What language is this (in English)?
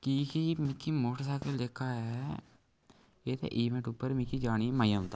Dogri